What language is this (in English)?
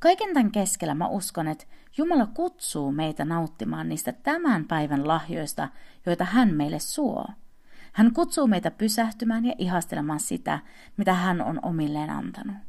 Finnish